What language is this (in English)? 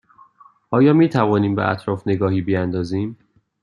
Persian